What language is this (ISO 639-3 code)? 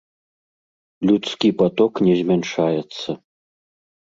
bel